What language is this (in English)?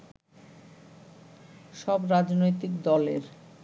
Bangla